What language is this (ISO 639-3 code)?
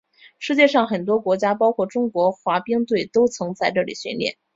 zho